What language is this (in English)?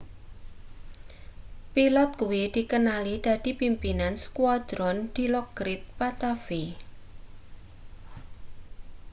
Javanese